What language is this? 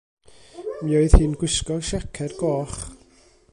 Welsh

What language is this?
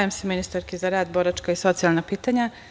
Serbian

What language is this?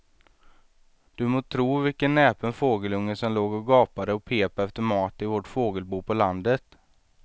Swedish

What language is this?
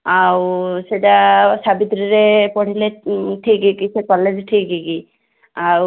Odia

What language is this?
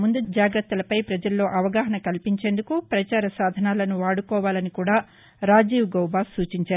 Telugu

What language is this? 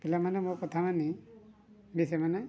Odia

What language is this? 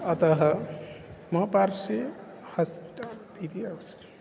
Sanskrit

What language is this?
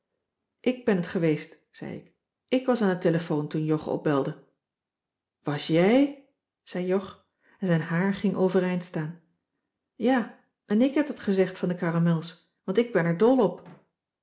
Dutch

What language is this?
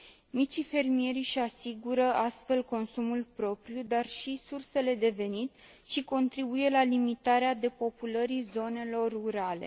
Romanian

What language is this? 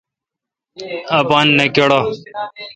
Kalkoti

